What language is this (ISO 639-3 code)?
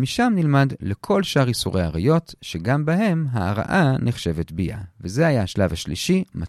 heb